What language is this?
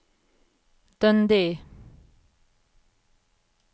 Norwegian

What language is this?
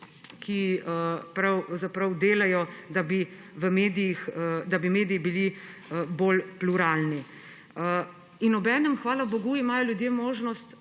Slovenian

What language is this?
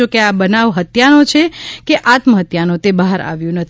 Gujarati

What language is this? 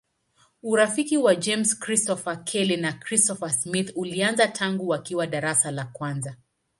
Swahili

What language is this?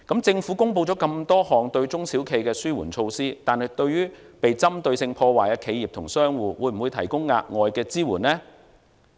Cantonese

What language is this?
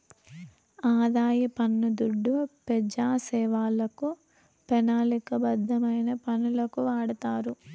Telugu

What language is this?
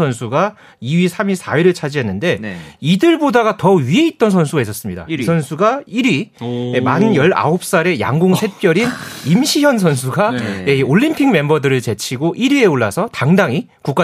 Korean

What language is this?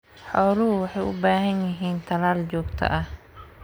Somali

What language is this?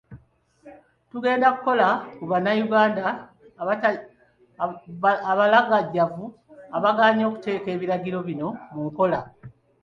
Ganda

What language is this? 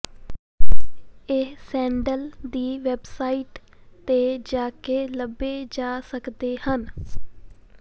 Punjabi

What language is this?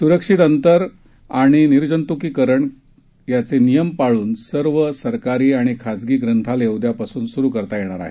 Marathi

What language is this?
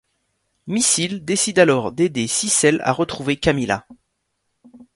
French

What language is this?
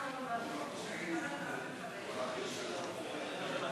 Hebrew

